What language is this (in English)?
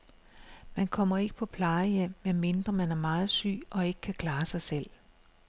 Danish